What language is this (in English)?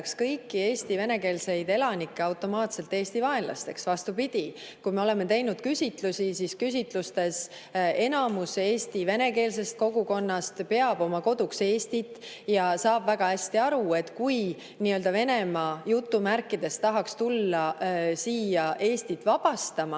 Estonian